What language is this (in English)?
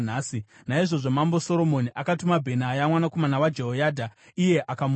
Shona